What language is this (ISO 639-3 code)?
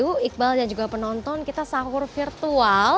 ind